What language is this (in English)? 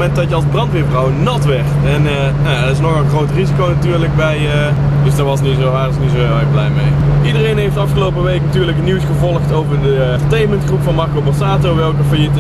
Dutch